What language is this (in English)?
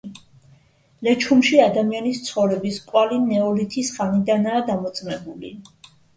Georgian